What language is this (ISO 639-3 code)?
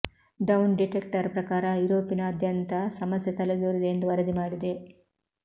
kan